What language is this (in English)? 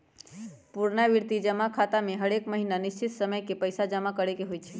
Magahi